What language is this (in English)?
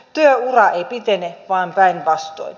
Finnish